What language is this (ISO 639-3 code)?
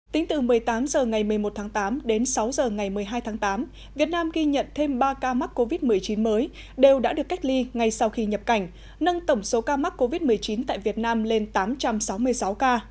vie